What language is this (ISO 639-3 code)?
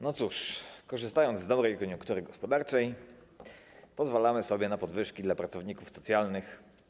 pol